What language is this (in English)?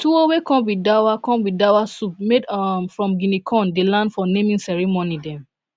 Nigerian Pidgin